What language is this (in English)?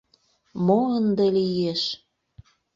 Mari